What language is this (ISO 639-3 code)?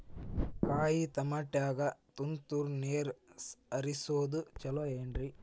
kan